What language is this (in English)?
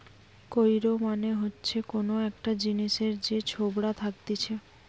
Bangla